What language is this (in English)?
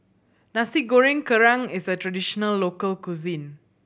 English